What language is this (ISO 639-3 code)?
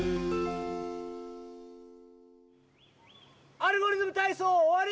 jpn